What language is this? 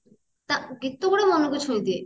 Odia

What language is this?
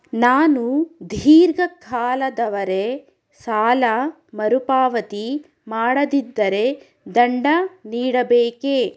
Kannada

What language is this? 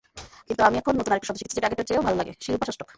Bangla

